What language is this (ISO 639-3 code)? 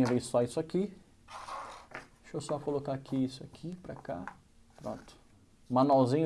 por